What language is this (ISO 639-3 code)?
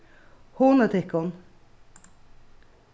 fao